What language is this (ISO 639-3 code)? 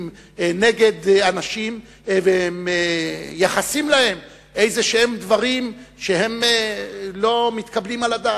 heb